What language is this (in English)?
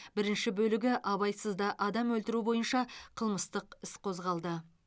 Kazakh